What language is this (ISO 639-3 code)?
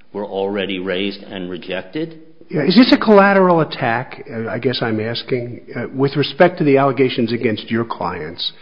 eng